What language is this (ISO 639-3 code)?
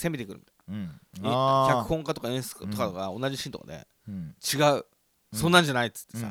jpn